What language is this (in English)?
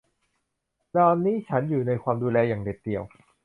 Thai